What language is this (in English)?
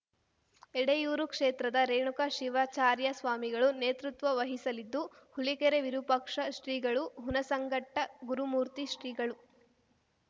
Kannada